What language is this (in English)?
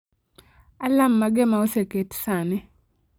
Luo (Kenya and Tanzania)